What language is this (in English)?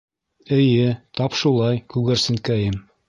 Bashkir